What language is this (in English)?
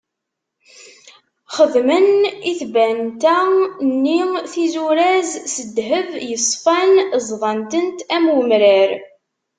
Kabyle